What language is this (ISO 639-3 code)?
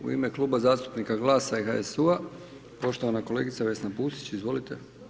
hrv